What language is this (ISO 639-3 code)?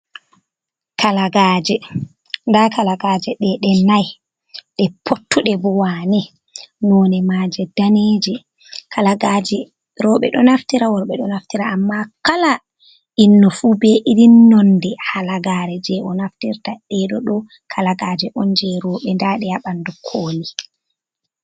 ful